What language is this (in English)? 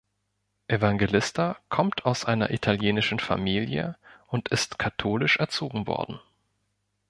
German